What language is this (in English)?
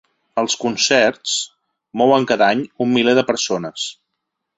Catalan